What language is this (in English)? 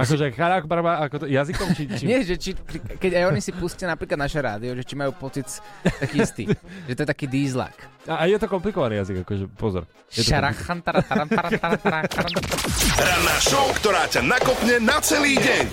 Slovak